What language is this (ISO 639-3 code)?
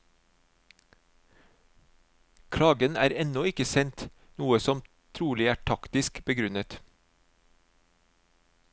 nor